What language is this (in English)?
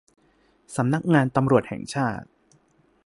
Thai